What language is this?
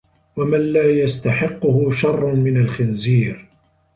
Arabic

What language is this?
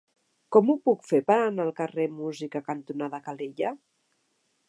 Catalan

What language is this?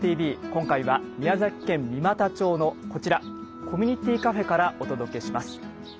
Japanese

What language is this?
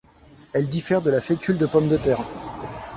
French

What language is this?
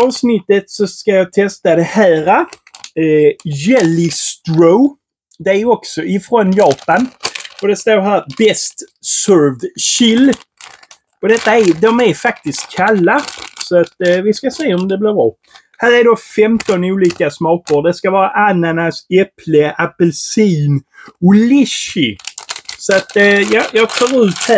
Swedish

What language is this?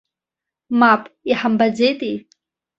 Abkhazian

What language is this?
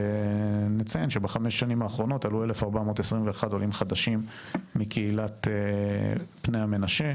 Hebrew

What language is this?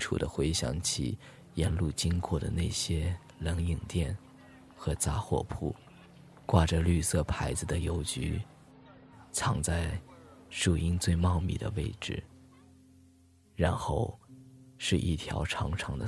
Chinese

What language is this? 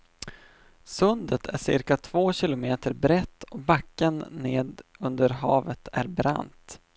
Swedish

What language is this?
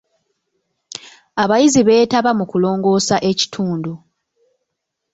Ganda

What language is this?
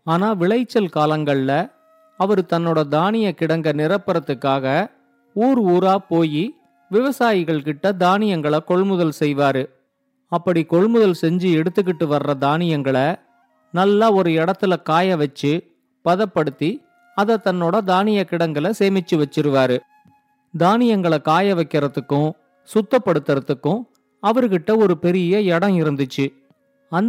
Tamil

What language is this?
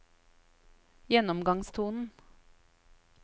Norwegian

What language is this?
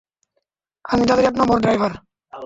Bangla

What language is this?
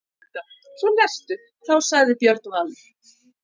Icelandic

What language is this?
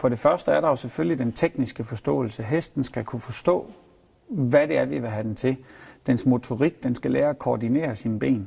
Danish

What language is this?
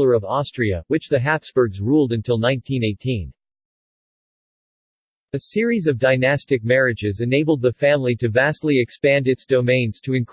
English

